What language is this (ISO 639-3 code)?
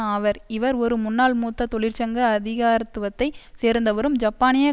tam